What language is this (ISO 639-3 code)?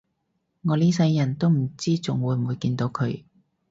yue